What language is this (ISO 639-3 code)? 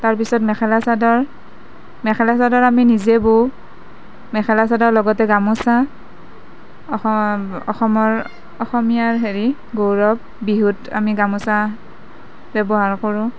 asm